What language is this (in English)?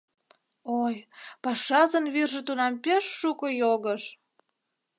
Mari